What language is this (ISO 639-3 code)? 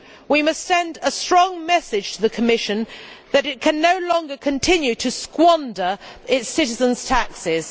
eng